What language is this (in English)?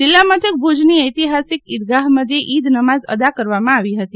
Gujarati